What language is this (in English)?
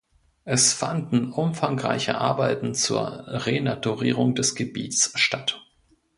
German